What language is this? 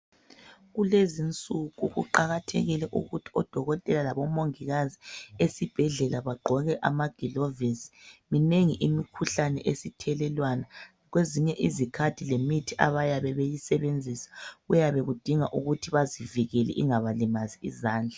North Ndebele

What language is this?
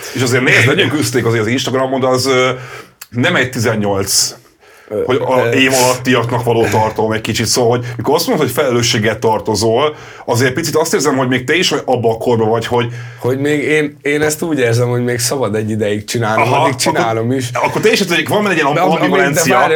Hungarian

